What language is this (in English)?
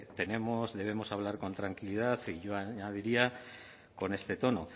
Spanish